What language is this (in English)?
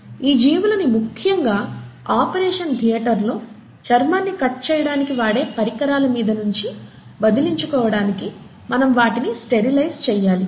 Telugu